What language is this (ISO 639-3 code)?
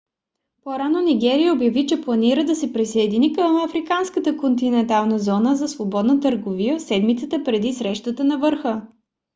bul